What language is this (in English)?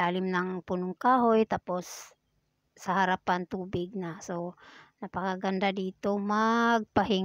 Filipino